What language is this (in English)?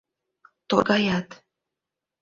Mari